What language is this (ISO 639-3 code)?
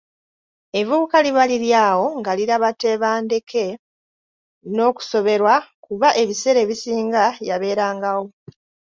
lug